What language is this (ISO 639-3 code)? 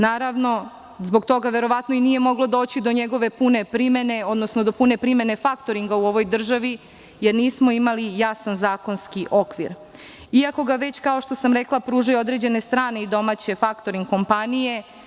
srp